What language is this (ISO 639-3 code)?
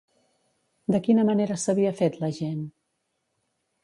cat